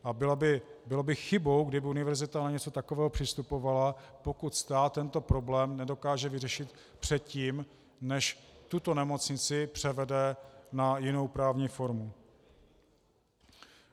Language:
Czech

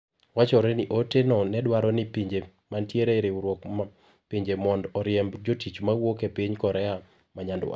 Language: Luo (Kenya and Tanzania)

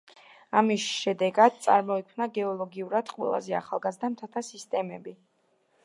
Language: Georgian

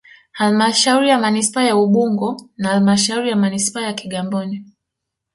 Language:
Swahili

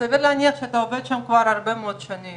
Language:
Hebrew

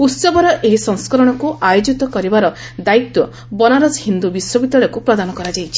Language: Odia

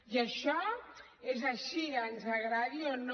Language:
Catalan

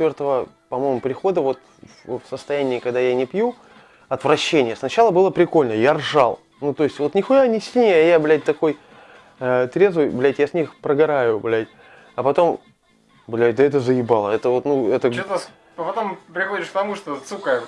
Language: Russian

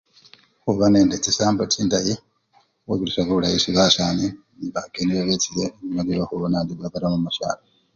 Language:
Luyia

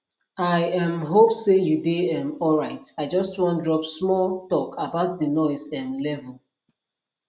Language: Nigerian Pidgin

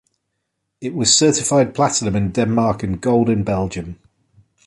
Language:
English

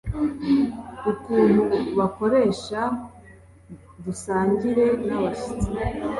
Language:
Kinyarwanda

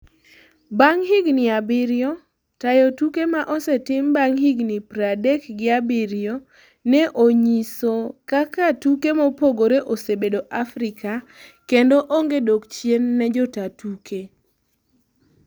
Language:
Luo (Kenya and Tanzania)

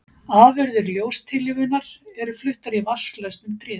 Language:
Icelandic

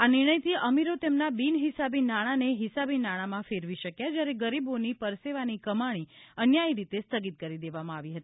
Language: Gujarati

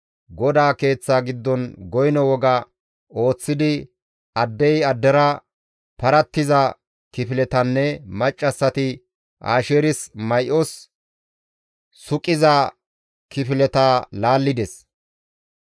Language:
Gamo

